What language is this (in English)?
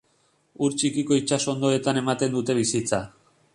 Basque